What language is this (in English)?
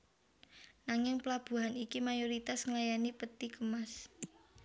Javanese